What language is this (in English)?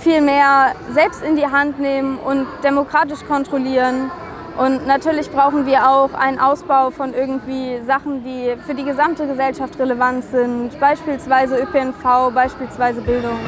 German